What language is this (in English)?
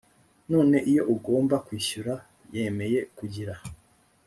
Kinyarwanda